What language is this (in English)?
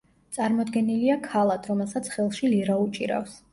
Georgian